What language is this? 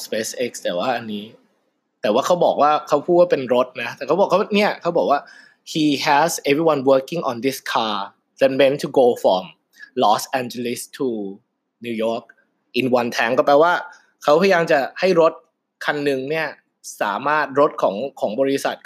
Thai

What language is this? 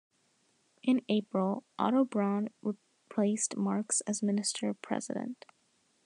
English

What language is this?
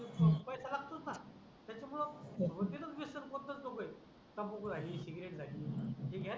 Marathi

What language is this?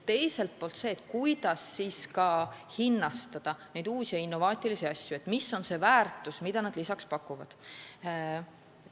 Estonian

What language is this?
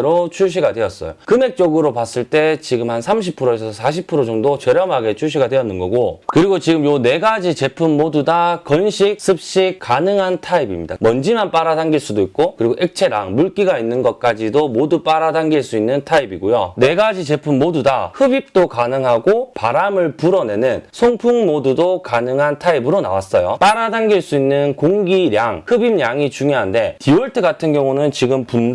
Korean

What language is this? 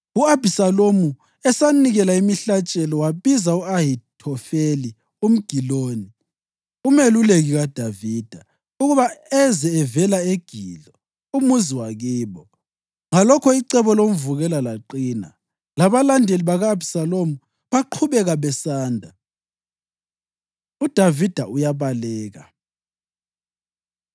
North Ndebele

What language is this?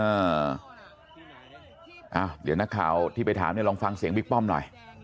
Thai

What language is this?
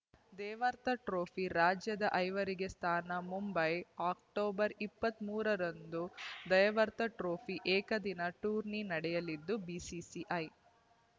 Kannada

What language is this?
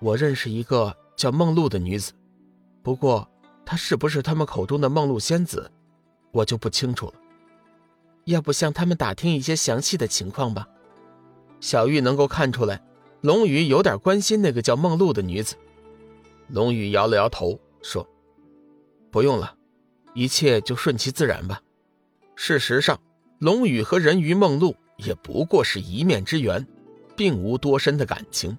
Chinese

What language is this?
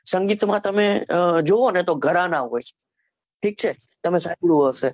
Gujarati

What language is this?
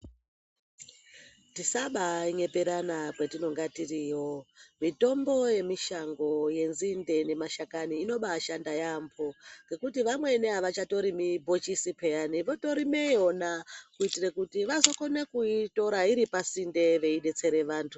Ndau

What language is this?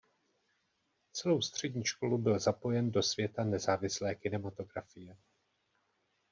Czech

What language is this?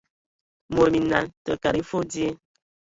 Ewondo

